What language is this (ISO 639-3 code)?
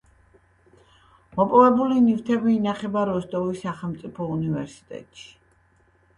kat